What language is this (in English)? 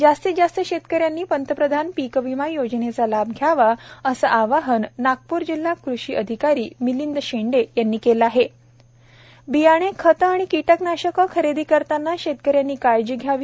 Marathi